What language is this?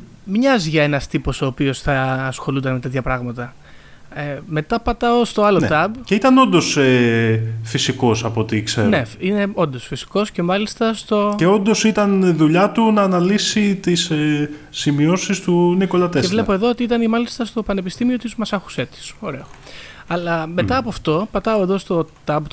Greek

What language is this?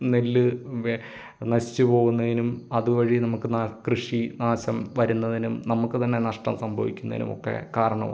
Malayalam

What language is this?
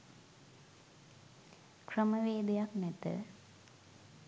Sinhala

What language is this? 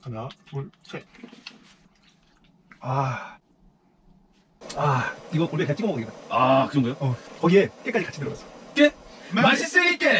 Korean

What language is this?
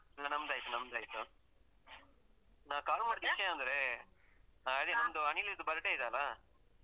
Kannada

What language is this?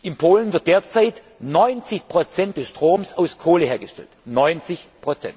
German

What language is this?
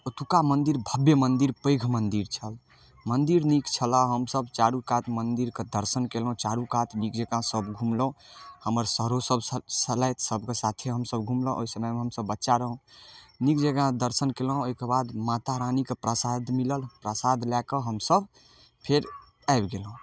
Maithili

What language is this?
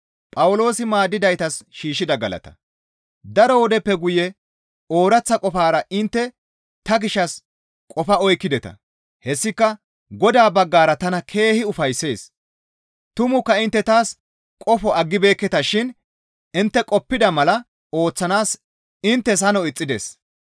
Gamo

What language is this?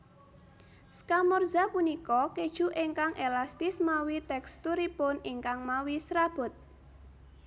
Javanese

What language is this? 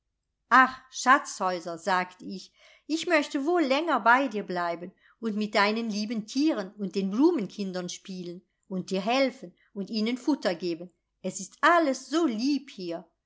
German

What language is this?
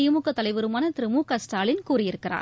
Tamil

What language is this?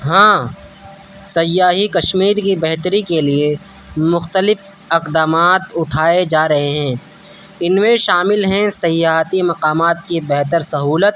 Urdu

